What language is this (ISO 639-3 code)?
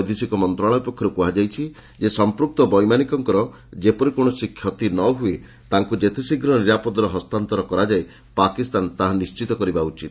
ori